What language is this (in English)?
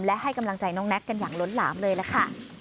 Thai